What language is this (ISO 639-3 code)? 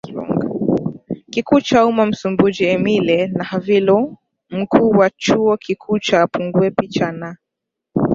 swa